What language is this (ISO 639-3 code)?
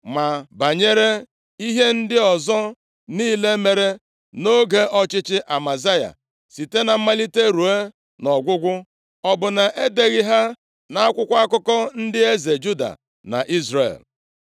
ibo